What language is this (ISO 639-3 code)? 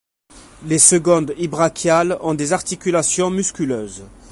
fra